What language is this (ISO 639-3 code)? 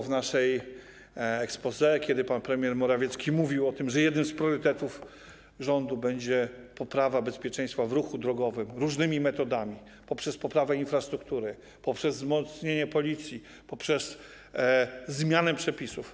pol